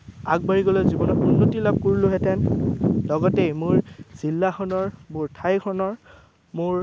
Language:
Assamese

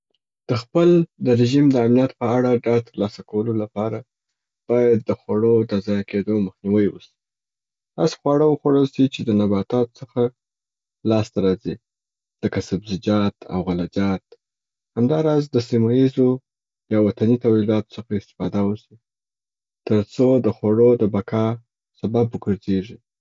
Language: Southern Pashto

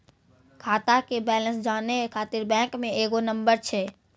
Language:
Maithili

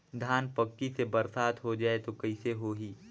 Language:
Chhattisgarhi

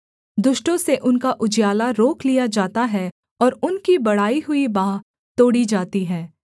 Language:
Hindi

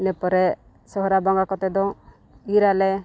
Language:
Santali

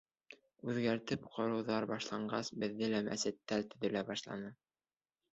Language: Bashkir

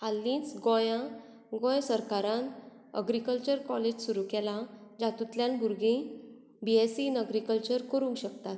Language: Konkani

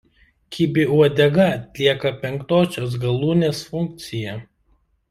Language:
Lithuanian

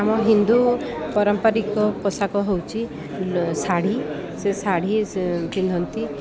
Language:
Odia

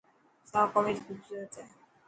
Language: Dhatki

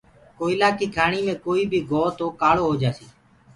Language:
Gurgula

